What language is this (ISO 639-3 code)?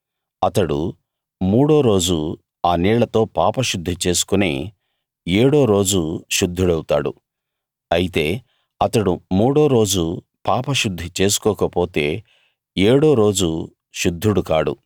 tel